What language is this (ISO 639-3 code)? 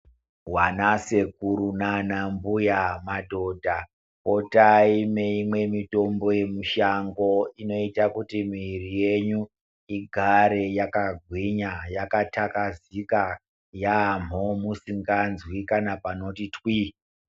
ndc